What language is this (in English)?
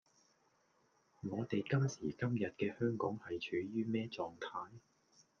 Cantonese